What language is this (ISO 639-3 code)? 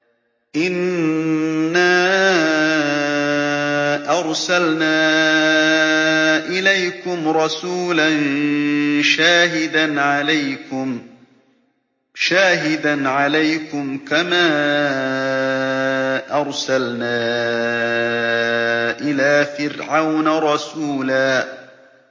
ara